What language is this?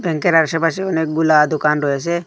Bangla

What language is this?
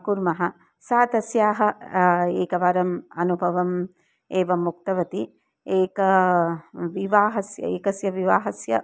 Sanskrit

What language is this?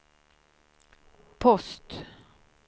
Swedish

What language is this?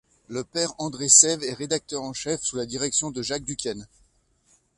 French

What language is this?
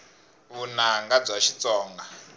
Tsonga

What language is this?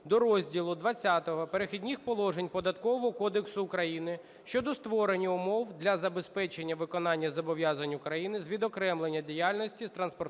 Ukrainian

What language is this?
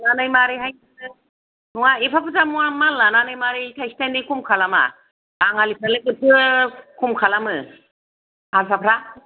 Bodo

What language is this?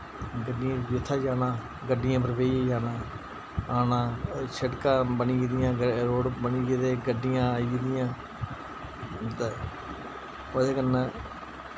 Dogri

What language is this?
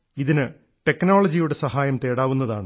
Malayalam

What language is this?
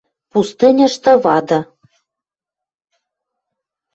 Western Mari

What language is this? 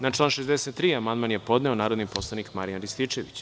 Serbian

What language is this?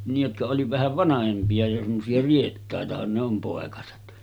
Finnish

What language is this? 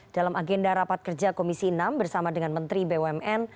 Indonesian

